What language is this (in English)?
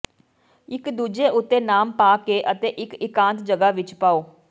Punjabi